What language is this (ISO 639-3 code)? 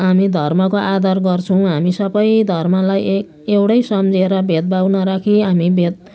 nep